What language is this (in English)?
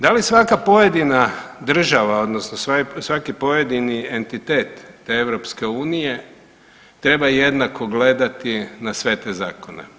Croatian